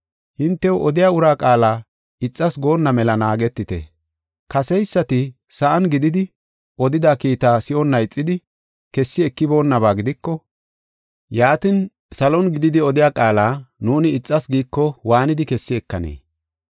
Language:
Gofa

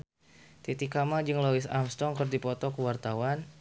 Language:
Sundanese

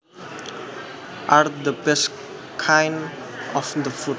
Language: Javanese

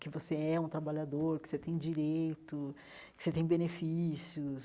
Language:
Portuguese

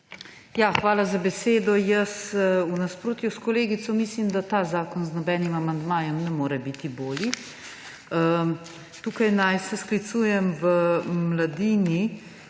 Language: Slovenian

